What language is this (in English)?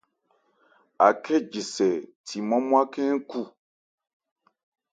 Ebrié